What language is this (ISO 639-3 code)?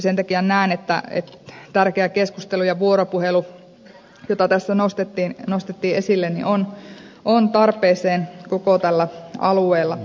fin